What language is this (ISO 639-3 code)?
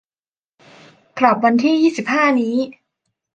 tha